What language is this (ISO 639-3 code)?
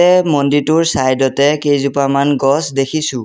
asm